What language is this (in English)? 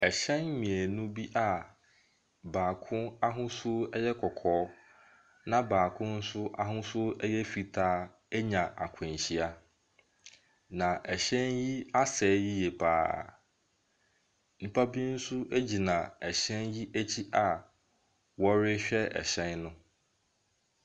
Akan